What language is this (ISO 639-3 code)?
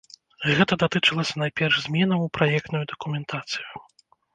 bel